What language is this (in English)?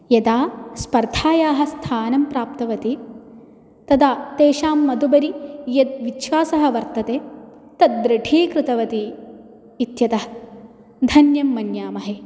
Sanskrit